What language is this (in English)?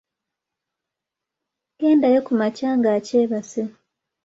Ganda